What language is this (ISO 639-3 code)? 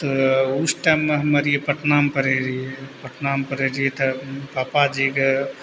mai